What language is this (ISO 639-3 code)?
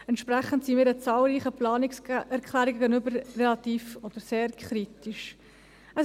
gsw